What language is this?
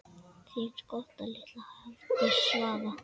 Icelandic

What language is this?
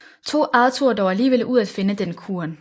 Danish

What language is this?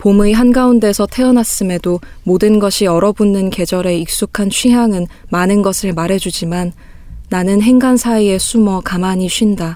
Korean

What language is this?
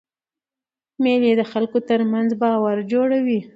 Pashto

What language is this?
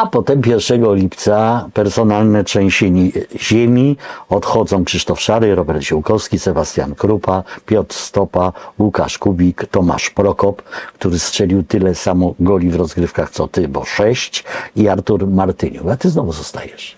Polish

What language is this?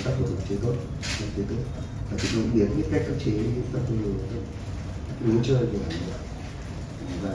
Vietnamese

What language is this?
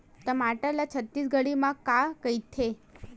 Chhattisgarhi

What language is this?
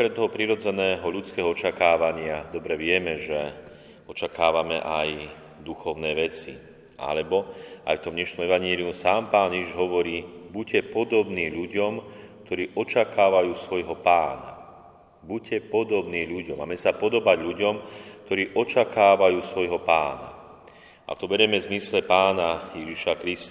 Slovak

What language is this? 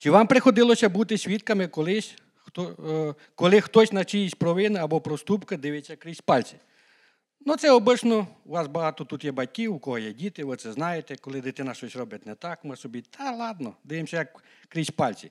Ukrainian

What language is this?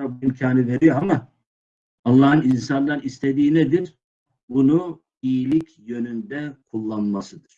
Turkish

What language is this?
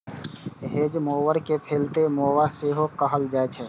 Maithili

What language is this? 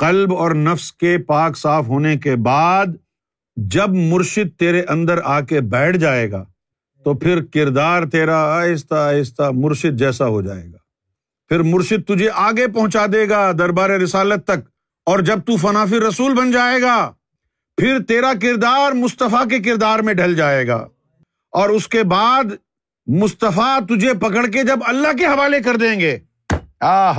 Urdu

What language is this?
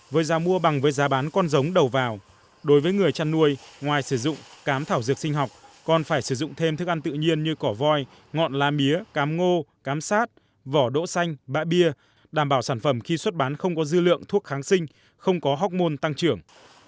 Vietnamese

